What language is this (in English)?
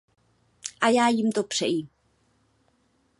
Czech